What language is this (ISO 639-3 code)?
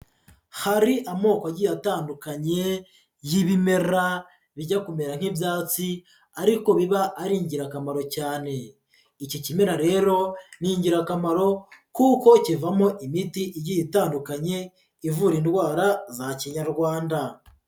kin